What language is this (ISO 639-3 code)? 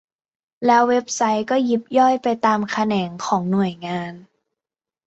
tha